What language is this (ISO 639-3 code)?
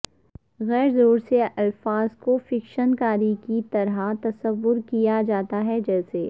urd